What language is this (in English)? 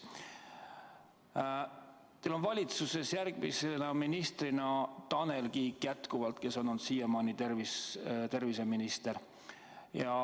Estonian